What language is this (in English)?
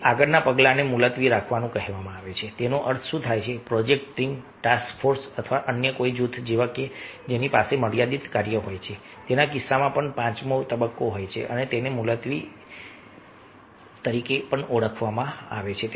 Gujarati